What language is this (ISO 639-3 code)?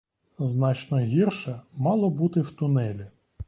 ukr